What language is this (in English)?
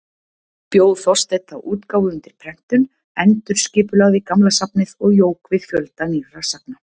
Icelandic